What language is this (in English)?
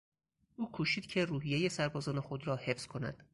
Persian